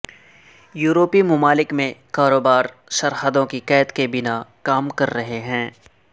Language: Urdu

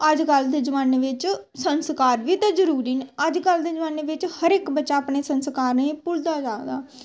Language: Dogri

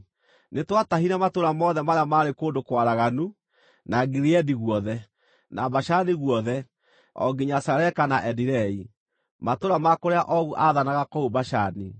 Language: Kikuyu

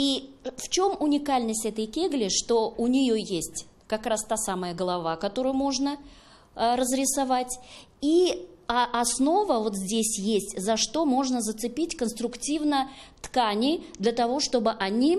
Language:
Russian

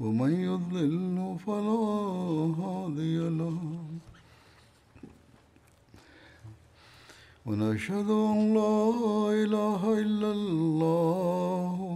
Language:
Turkish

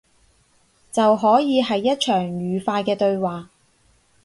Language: Cantonese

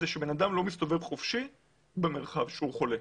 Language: Hebrew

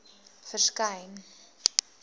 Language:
Afrikaans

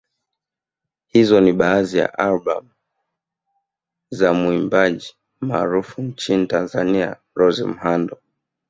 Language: Swahili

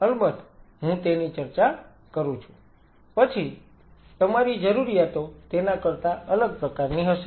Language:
Gujarati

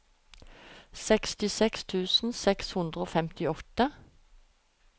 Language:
Norwegian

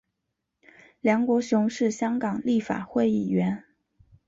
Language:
Chinese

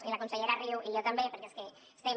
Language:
Catalan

